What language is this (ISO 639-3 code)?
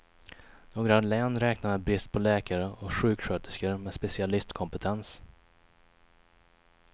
swe